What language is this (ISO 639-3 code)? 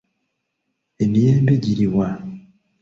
lug